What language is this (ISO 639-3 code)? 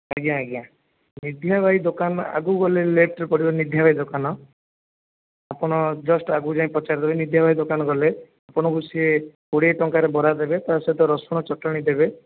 ori